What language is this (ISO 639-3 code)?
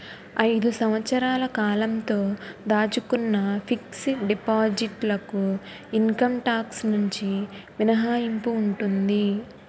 tel